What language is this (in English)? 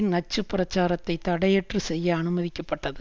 Tamil